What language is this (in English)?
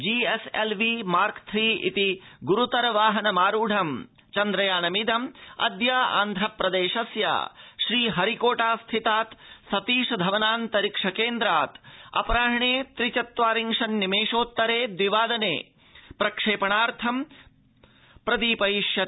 Sanskrit